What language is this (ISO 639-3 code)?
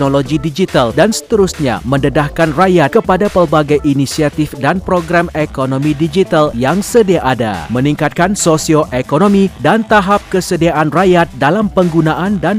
msa